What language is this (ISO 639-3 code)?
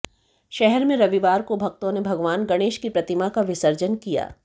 hin